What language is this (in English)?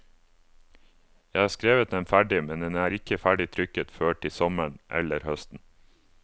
Norwegian